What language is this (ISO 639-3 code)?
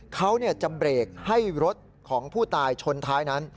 tha